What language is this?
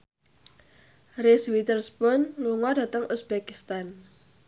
Javanese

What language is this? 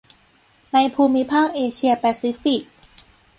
Thai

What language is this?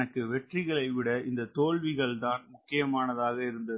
Tamil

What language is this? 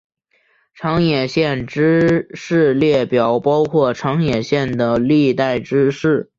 Chinese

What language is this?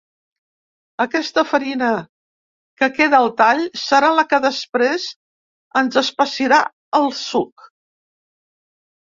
Catalan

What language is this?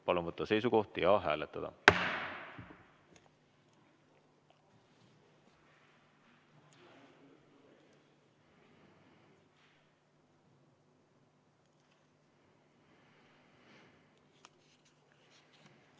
Estonian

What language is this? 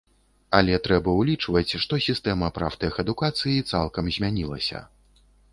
Belarusian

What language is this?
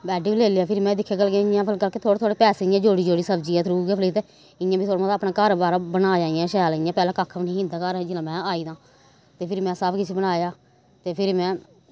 Dogri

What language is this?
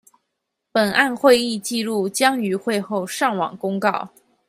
Chinese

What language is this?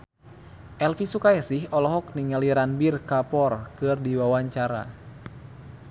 Sundanese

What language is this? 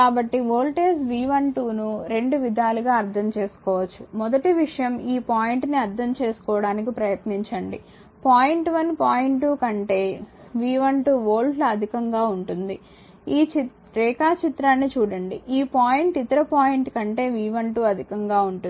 Telugu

